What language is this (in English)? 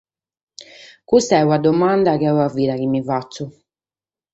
Sardinian